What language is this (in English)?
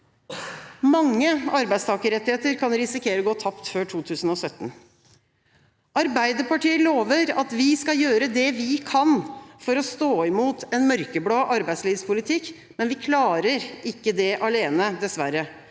Norwegian